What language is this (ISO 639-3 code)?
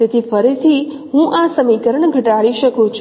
guj